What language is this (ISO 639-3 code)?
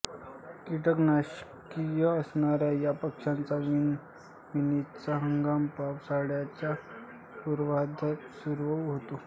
mar